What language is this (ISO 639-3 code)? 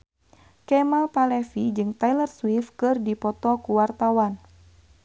sun